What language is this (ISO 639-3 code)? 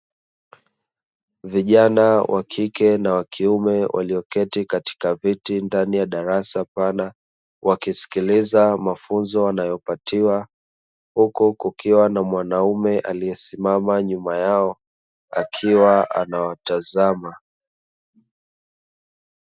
swa